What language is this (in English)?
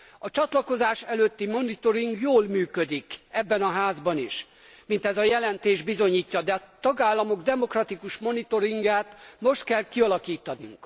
Hungarian